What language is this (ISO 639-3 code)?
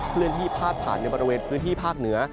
tha